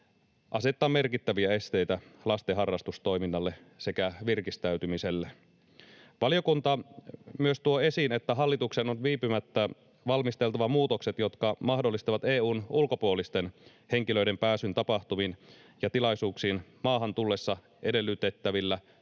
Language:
Finnish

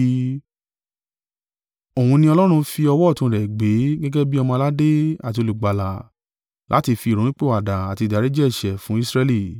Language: Yoruba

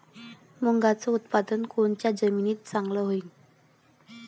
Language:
Marathi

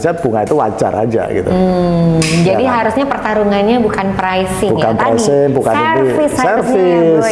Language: Indonesian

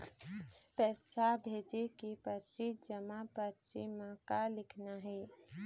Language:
Chhattisgarhi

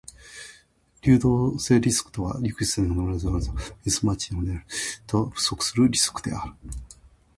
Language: Japanese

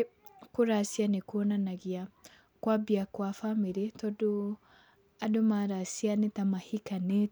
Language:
Kikuyu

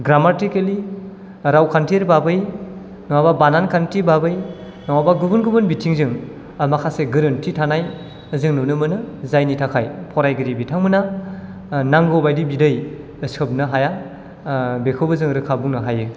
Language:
Bodo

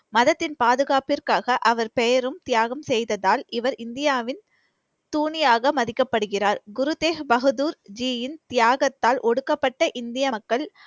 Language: Tamil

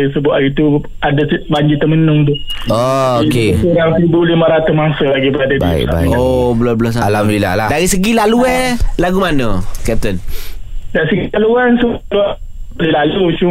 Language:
Malay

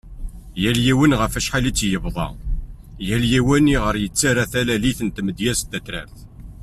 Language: Kabyle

